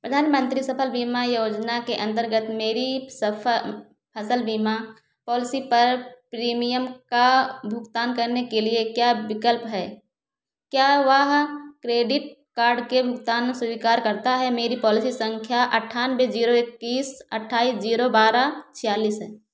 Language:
Hindi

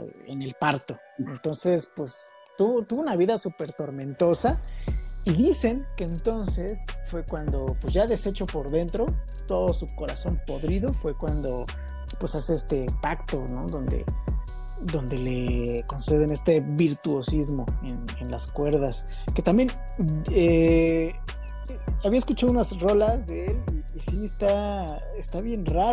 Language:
Spanish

